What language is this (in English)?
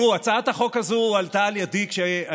Hebrew